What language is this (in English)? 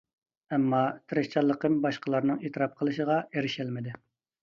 Uyghur